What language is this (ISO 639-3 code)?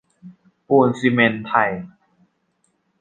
tha